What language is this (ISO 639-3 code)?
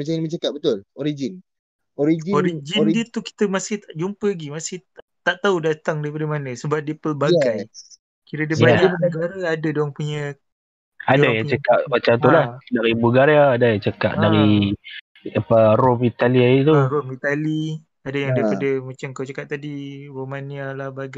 msa